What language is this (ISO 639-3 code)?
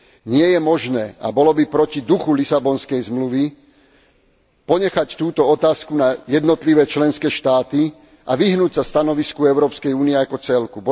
slk